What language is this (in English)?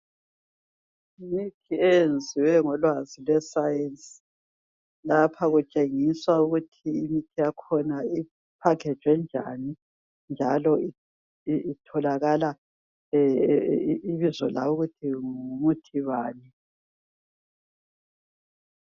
North Ndebele